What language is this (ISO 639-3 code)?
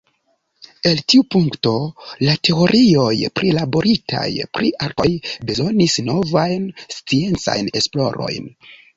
epo